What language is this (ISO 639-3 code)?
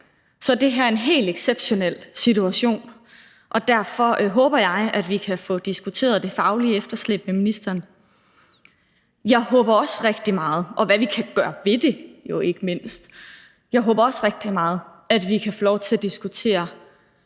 dan